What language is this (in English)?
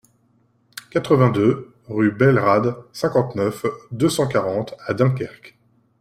French